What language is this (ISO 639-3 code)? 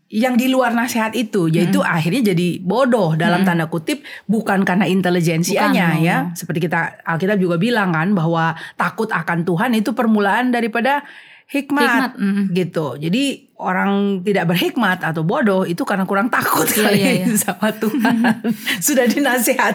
ind